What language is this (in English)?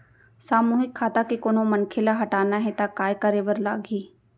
Chhattisgarhi